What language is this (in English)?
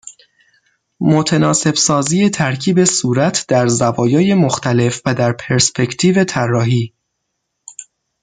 Persian